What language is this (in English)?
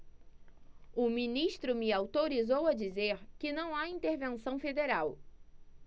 Portuguese